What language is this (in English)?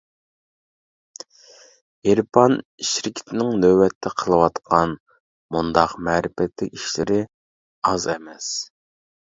Uyghur